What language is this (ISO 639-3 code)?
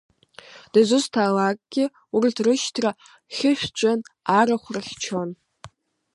abk